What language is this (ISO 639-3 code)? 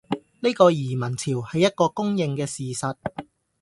yue